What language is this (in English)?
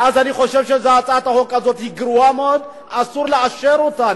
Hebrew